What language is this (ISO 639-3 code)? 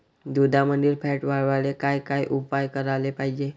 mar